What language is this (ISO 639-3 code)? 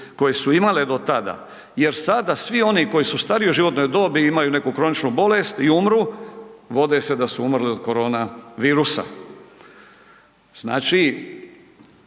hrv